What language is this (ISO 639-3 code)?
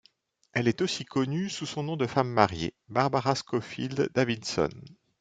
fra